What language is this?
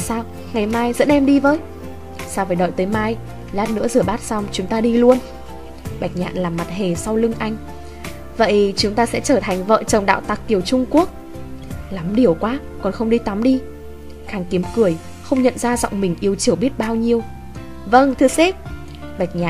Vietnamese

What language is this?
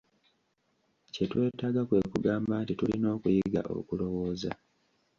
Ganda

